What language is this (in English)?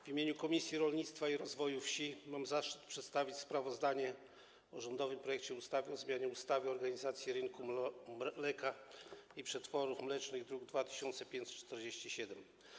Polish